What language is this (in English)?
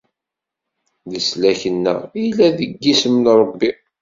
Kabyle